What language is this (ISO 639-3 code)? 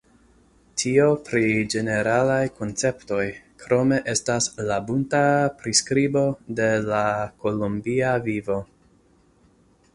epo